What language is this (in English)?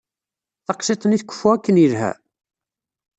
Kabyle